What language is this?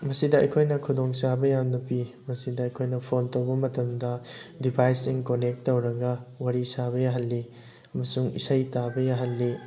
Manipuri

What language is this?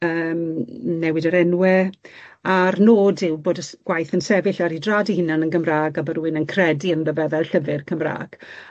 Welsh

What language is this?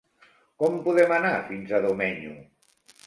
Catalan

